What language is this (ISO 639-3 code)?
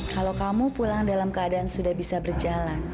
ind